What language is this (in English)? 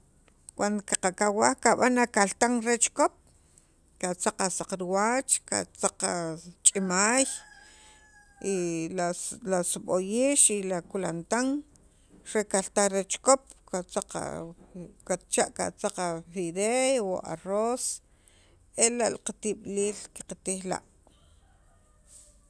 Sacapulteco